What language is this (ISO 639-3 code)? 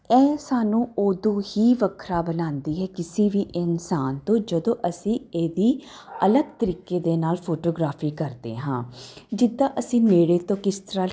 pan